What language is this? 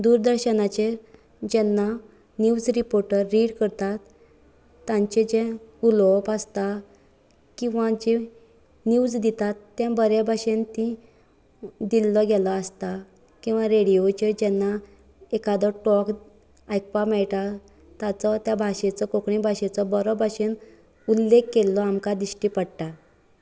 Konkani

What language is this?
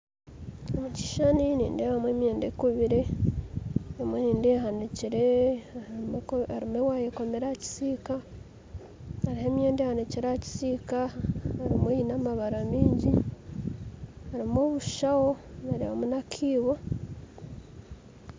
Nyankole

